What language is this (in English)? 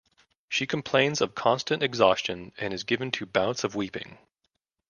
English